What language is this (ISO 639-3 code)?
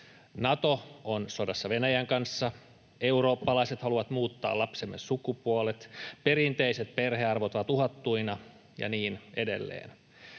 fin